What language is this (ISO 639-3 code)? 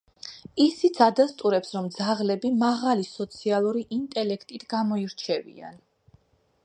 kat